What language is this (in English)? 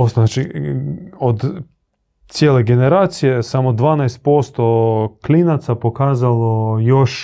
Croatian